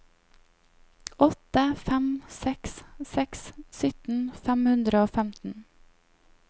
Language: Norwegian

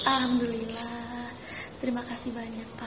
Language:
Indonesian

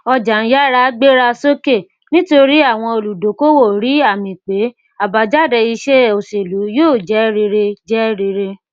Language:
Yoruba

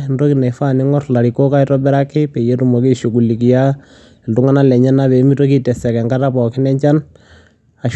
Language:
Masai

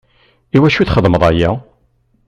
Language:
Kabyle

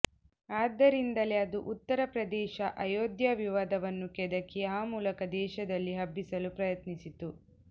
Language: Kannada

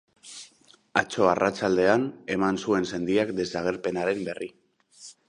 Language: Basque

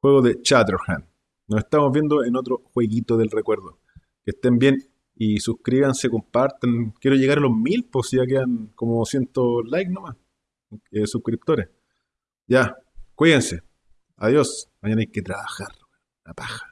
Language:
Spanish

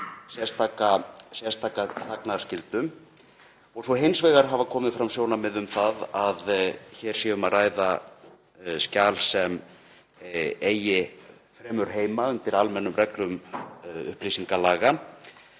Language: Icelandic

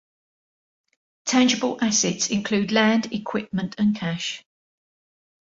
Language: English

